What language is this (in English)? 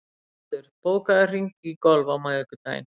Icelandic